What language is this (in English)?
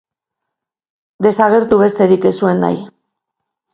Basque